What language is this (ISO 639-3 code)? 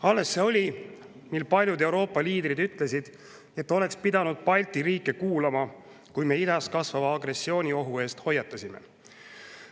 est